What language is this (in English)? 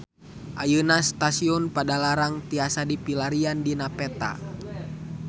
Sundanese